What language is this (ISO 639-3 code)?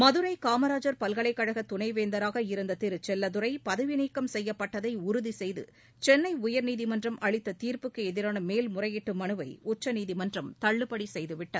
tam